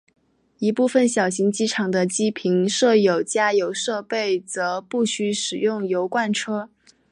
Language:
Chinese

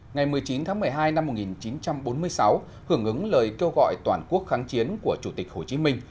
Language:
Vietnamese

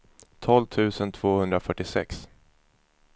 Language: Swedish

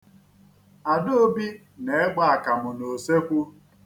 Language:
Igbo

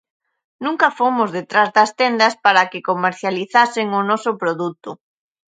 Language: Galician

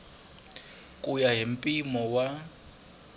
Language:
Tsonga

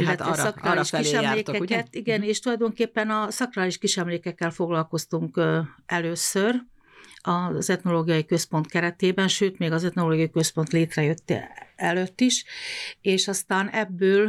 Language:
Hungarian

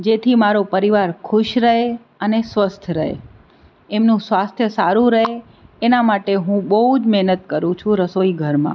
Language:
Gujarati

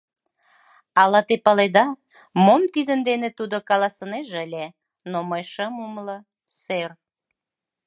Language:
Mari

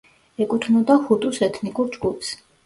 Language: Georgian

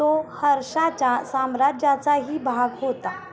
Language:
Marathi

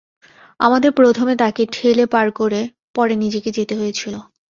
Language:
Bangla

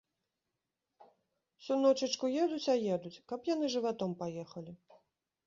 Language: Belarusian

